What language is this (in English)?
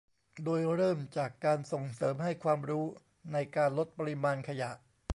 Thai